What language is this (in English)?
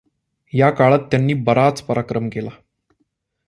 Marathi